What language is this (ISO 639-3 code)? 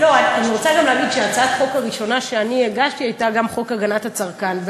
heb